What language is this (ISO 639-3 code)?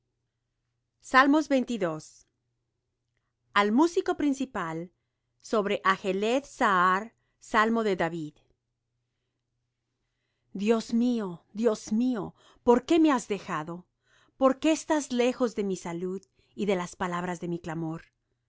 spa